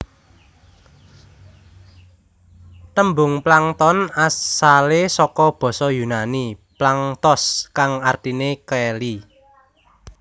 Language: Javanese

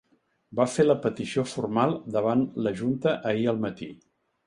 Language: Catalan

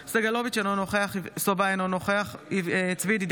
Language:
Hebrew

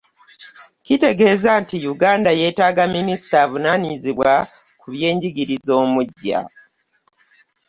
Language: Ganda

